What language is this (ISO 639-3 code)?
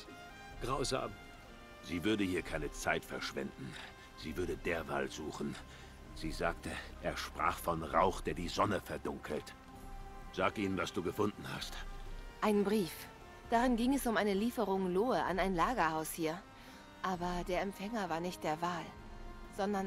deu